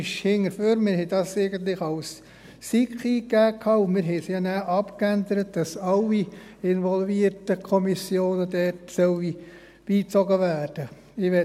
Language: Swiss German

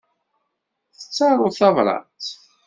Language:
Kabyle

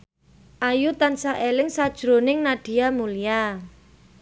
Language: Javanese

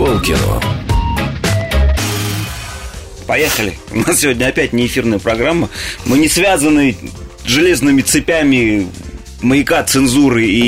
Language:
Russian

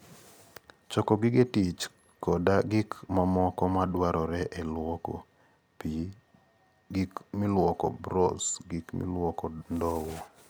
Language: Luo (Kenya and Tanzania)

